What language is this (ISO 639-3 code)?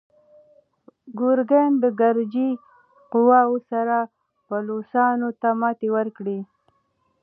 pus